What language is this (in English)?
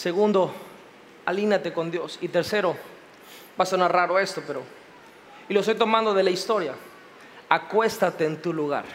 Spanish